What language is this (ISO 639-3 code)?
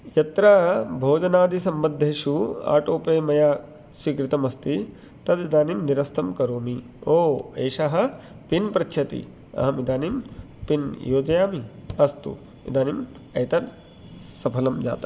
san